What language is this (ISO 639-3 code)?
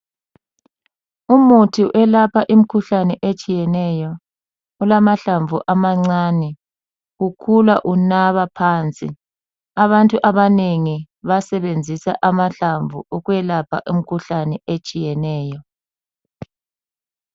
nde